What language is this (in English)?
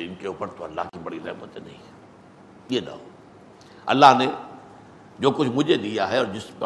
Urdu